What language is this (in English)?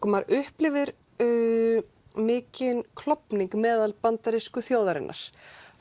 Icelandic